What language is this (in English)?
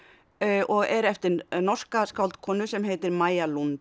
Icelandic